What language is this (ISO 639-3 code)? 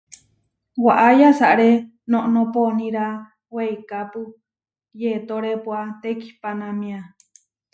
var